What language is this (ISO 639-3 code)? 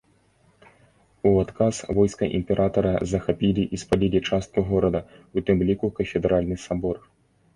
bel